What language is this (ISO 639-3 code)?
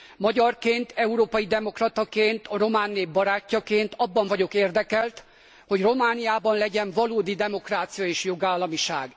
hun